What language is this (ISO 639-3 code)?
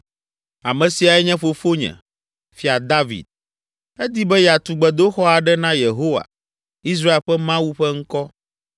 ewe